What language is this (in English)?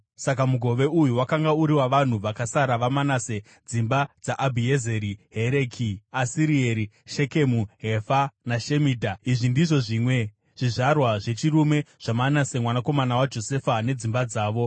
Shona